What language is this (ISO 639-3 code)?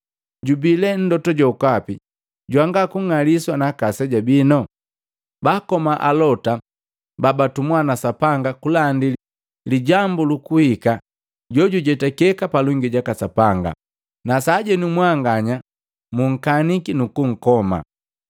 mgv